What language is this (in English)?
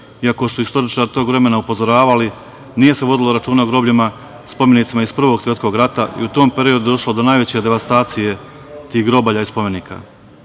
Serbian